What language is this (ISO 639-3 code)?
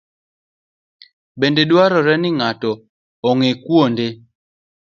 luo